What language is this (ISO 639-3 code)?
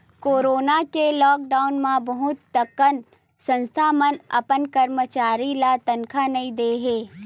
hne